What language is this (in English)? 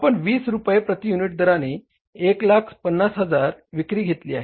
Marathi